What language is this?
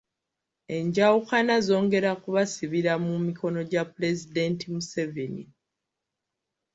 Ganda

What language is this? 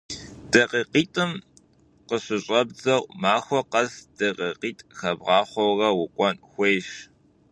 Kabardian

